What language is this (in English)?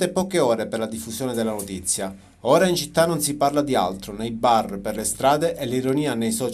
Italian